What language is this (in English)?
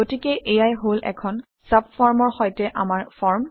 Assamese